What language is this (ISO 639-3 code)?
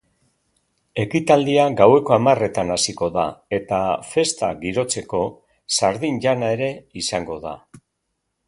eus